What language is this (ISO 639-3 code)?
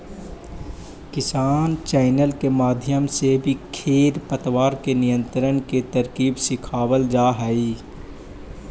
mag